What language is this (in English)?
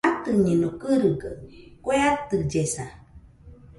Nüpode Huitoto